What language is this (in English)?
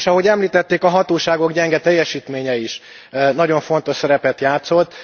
Hungarian